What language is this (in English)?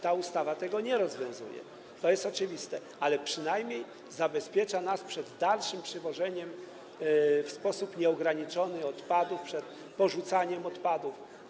Polish